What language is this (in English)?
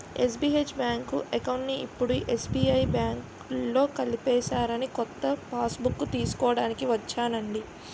Telugu